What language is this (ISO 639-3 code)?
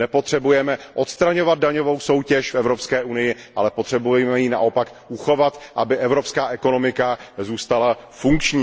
ces